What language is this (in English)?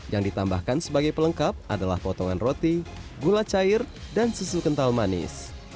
Indonesian